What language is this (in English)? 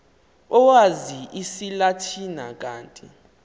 Xhosa